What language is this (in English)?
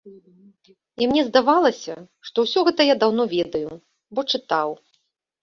Belarusian